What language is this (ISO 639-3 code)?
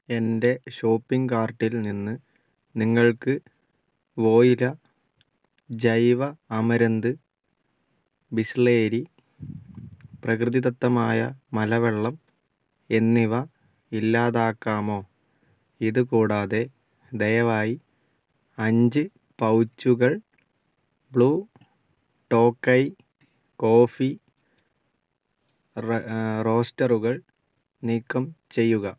mal